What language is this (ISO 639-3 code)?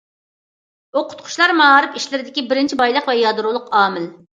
uig